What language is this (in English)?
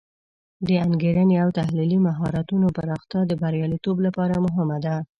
Pashto